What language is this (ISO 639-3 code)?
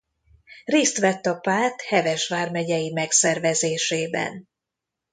hun